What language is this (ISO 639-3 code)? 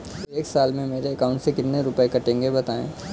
hin